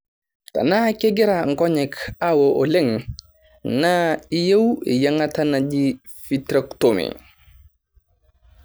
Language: Masai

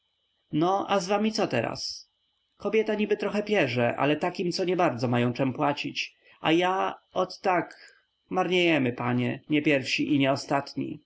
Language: Polish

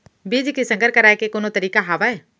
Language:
Chhattisgarhi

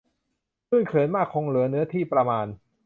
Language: Thai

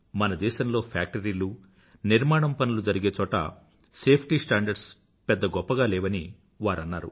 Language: Telugu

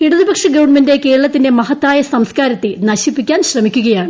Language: Malayalam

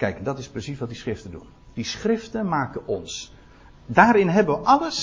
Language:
Dutch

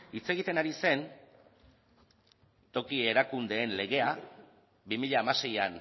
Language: Basque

